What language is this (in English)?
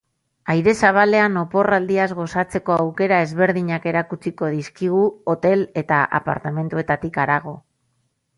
Basque